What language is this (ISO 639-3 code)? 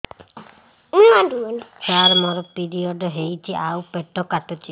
ori